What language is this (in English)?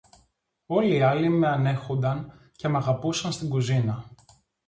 Greek